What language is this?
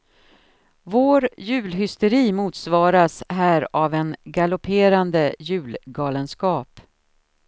Swedish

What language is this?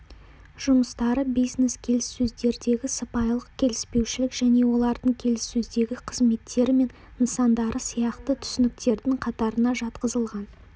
Kazakh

